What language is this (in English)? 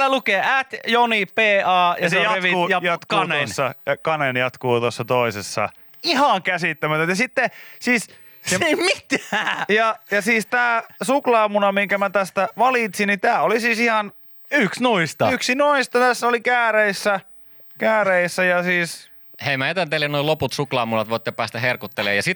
Finnish